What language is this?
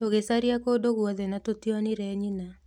Kikuyu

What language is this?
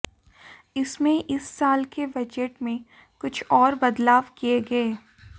Hindi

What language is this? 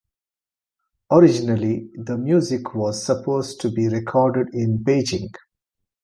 English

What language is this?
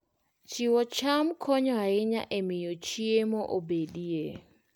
Luo (Kenya and Tanzania)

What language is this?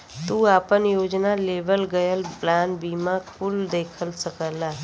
Bhojpuri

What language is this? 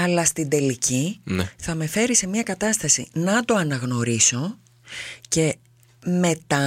Greek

